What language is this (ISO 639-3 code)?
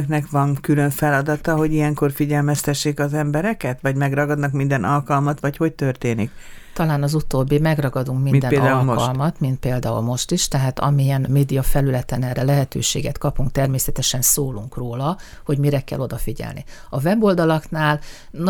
hun